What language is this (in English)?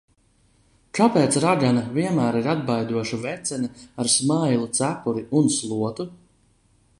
Latvian